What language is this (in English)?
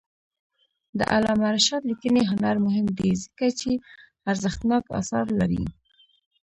Pashto